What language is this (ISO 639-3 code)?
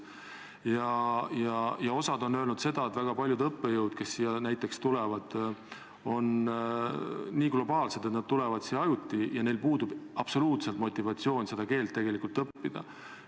est